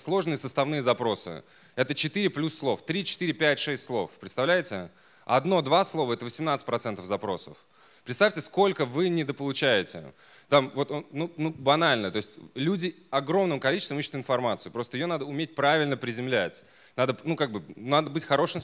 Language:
Russian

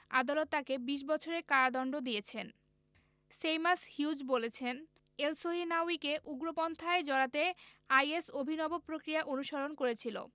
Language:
Bangla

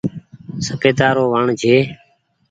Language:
Goaria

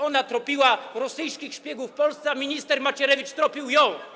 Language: Polish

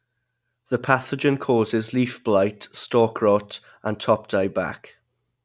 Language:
English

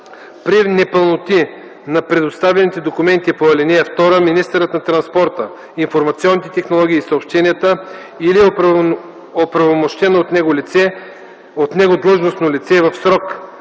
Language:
Bulgarian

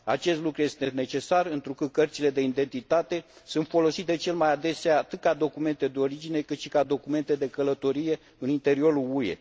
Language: Romanian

